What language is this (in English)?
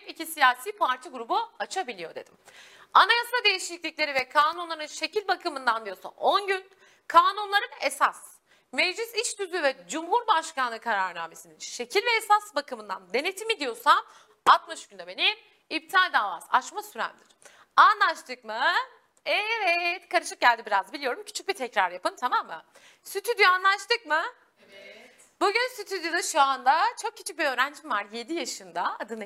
Turkish